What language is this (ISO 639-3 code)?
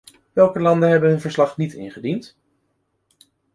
nld